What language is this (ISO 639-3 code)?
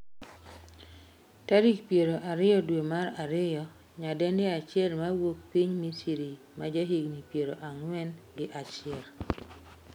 luo